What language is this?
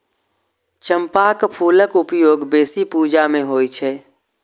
Maithili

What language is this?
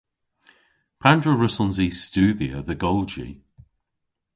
Cornish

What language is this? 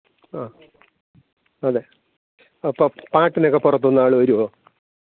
Malayalam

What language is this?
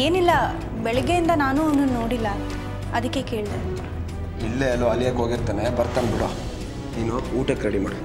Hindi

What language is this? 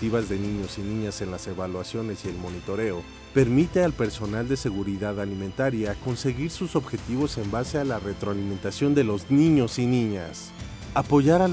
Spanish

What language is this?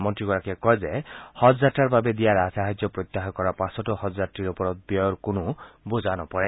Assamese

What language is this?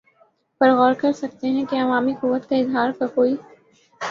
Urdu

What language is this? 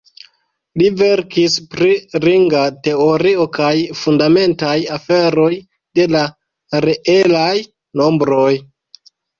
Esperanto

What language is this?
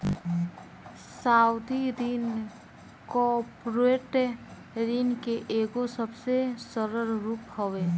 Bhojpuri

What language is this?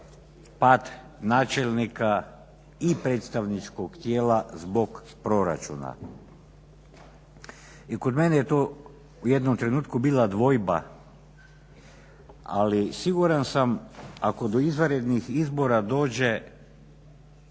Croatian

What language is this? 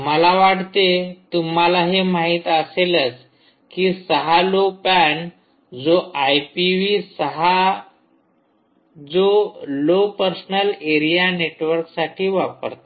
Marathi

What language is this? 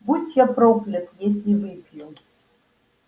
Russian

